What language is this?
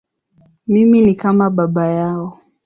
Swahili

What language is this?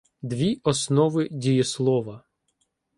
Ukrainian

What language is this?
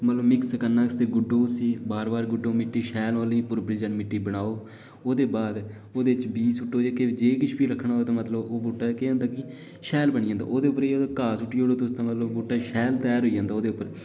Dogri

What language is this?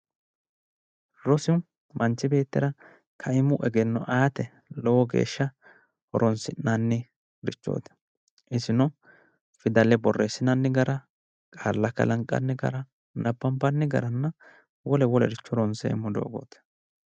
Sidamo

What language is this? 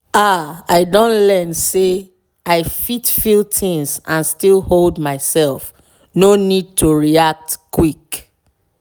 Nigerian Pidgin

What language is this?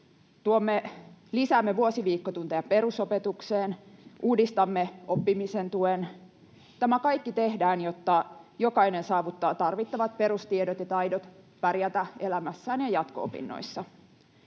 Finnish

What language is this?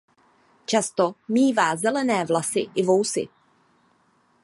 Czech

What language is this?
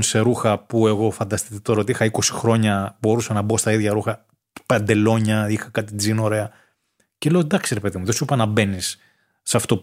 Greek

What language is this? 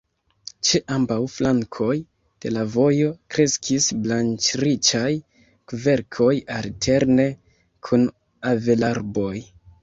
Esperanto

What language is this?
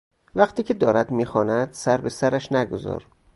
Persian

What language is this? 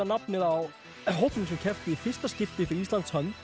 Icelandic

